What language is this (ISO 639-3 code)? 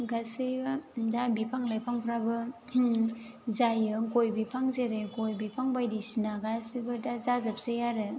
brx